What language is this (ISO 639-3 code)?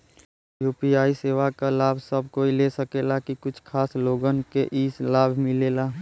bho